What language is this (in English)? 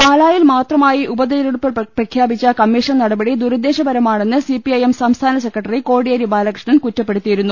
Malayalam